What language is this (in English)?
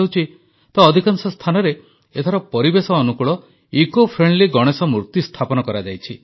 Odia